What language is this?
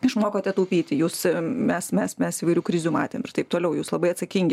Lithuanian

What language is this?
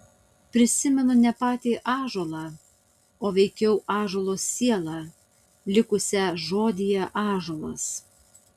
Lithuanian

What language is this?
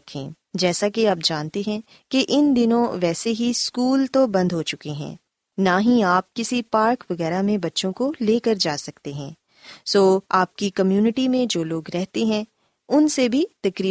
Urdu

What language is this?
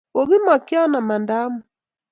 Kalenjin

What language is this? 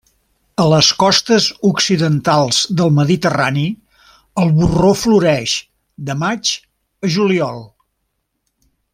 Catalan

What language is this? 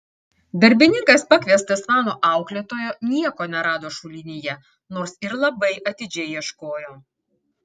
Lithuanian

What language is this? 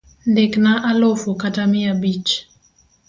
Luo (Kenya and Tanzania)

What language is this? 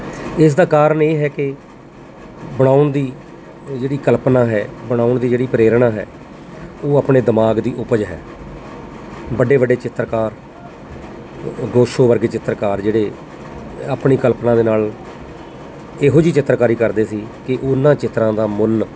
Punjabi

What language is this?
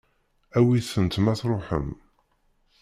Kabyle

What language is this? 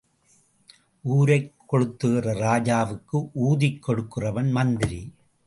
Tamil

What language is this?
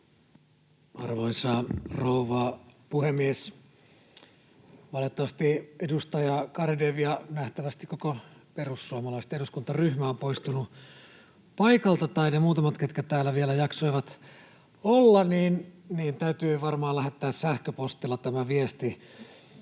Finnish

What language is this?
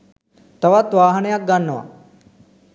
Sinhala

